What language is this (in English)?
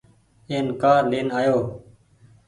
Goaria